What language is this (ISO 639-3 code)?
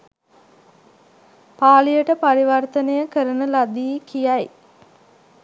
sin